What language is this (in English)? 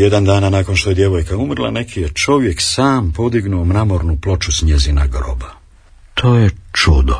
Croatian